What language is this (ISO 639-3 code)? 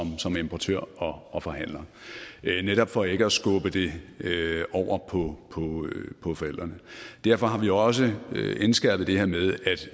dan